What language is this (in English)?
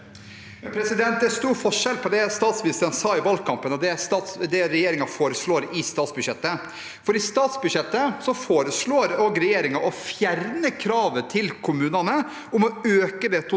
Norwegian